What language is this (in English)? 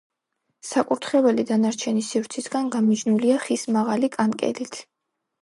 Georgian